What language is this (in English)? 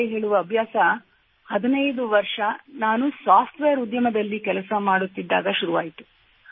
Kannada